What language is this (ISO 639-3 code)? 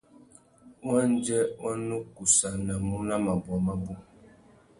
bag